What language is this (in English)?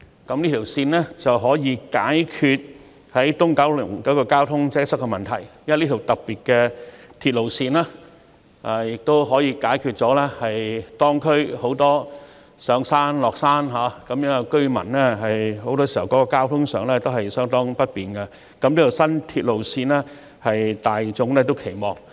Cantonese